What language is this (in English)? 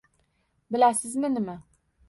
Uzbek